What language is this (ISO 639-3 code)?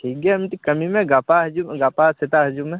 sat